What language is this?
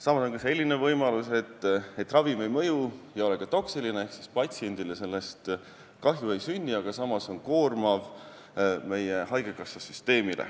Estonian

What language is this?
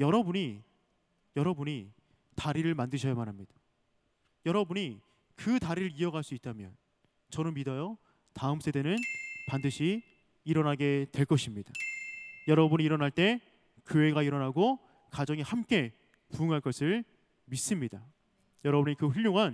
Korean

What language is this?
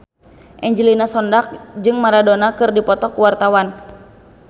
Sundanese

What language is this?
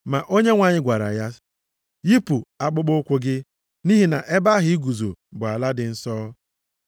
Igbo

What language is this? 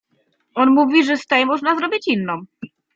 Polish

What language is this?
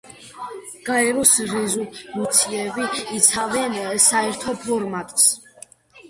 Georgian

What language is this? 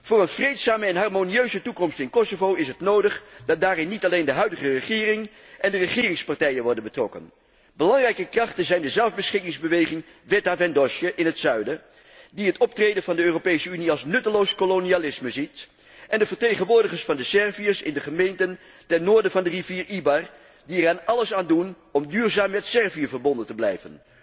Dutch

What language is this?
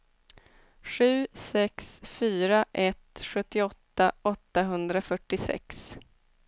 Swedish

